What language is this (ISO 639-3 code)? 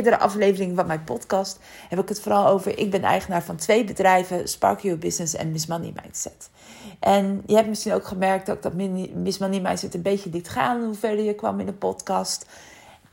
nld